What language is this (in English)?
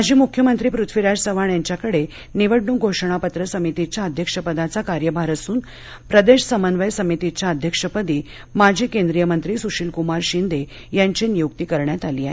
Marathi